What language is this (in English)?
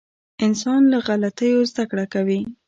Pashto